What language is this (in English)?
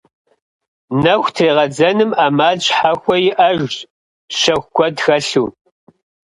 Kabardian